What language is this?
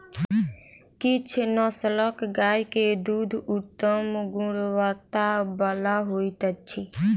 Maithili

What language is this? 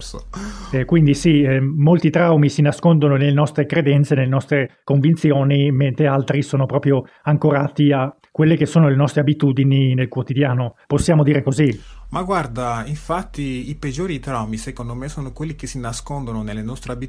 Italian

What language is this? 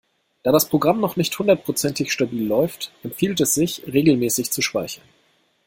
German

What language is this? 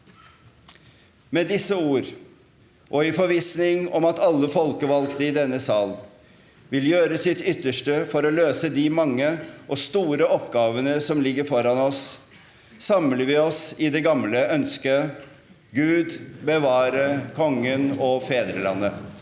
Norwegian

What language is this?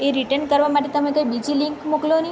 Gujarati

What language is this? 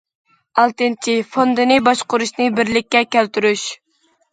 Uyghur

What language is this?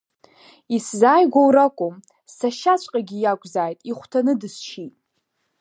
Abkhazian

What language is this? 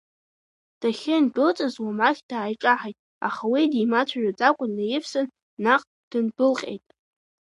Abkhazian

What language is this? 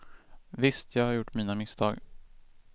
Swedish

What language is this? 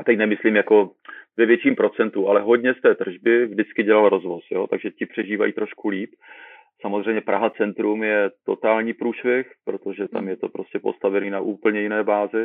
Czech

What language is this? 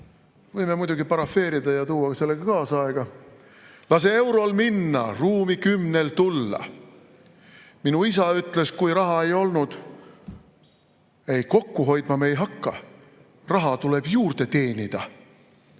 Estonian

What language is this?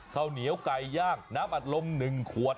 Thai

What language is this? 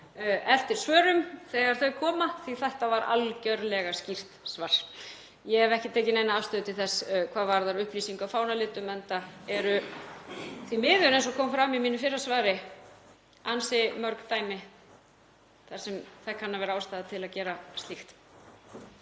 Icelandic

